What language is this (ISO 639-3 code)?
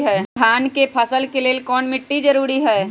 mag